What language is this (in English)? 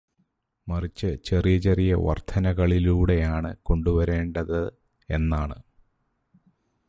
Malayalam